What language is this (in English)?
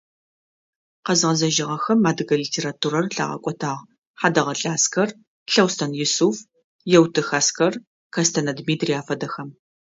Adyghe